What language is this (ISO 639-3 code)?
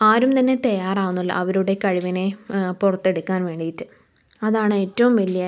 mal